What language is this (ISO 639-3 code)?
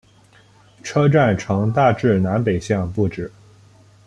zho